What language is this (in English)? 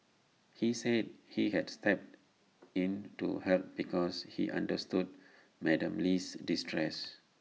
English